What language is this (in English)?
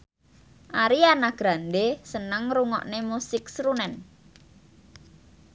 Javanese